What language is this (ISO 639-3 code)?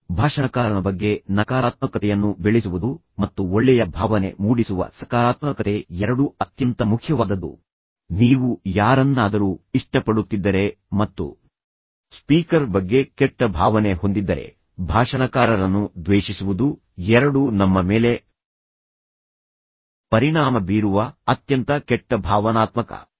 kan